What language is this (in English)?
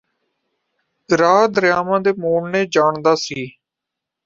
Punjabi